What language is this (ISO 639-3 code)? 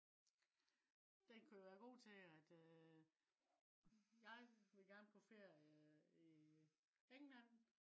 dan